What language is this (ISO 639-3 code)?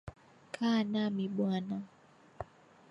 swa